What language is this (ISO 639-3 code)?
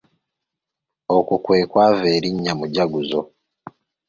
lug